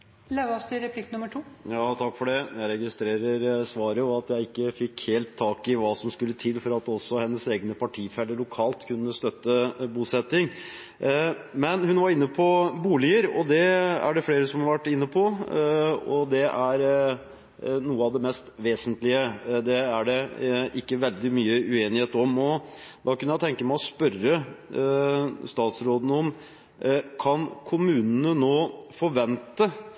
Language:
Norwegian Bokmål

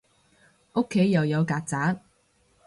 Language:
Cantonese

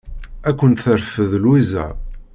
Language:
Kabyle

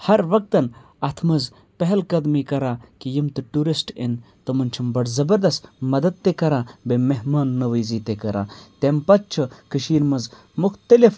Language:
Kashmiri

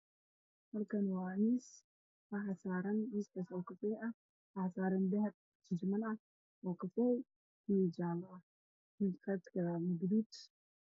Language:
Somali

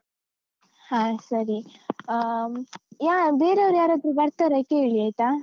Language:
Kannada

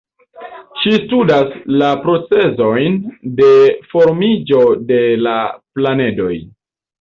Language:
Esperanto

